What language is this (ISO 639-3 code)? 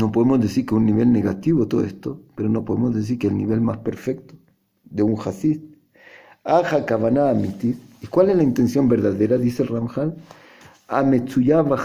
spa